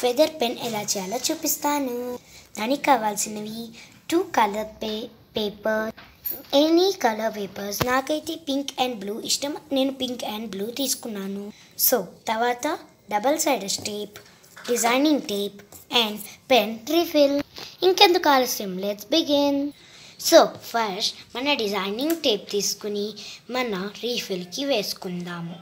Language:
Romanian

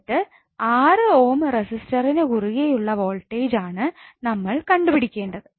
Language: Malayalam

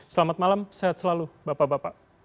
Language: Indonesian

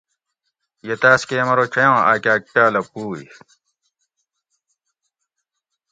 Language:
Gawri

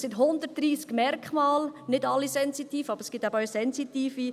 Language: Swiss German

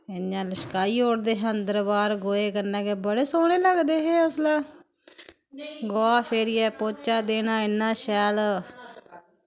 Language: Dogri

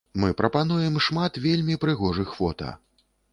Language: Belarusian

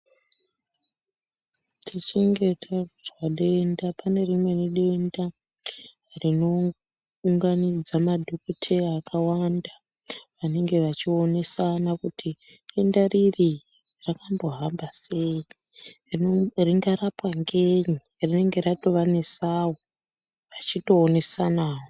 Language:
Ndau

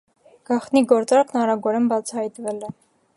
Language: Armenian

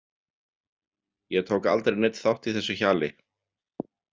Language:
Icelandic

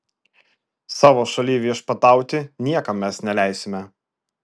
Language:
Lithuanian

